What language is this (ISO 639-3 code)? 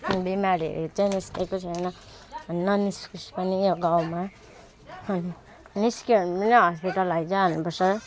nep